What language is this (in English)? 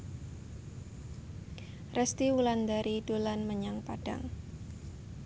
Javanese